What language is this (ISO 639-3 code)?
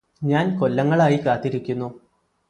mal